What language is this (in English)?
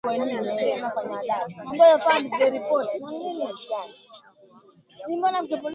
Swahili